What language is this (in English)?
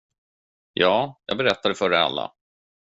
Swedish